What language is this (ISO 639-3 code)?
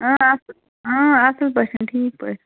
kas